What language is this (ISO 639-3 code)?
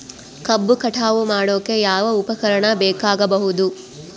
kan